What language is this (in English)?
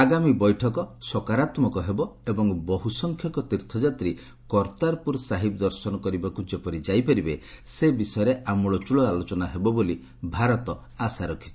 Odia